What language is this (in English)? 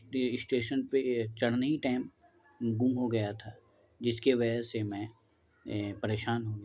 Urdu